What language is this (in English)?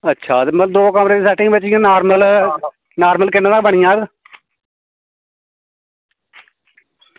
Dogri